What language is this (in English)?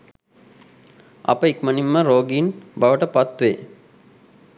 Sinhala